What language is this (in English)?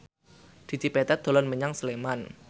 Javanese